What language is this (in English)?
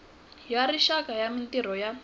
Tsonga